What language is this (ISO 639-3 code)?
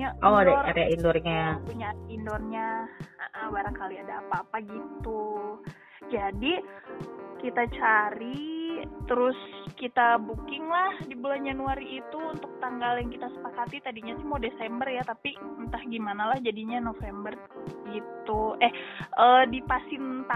ind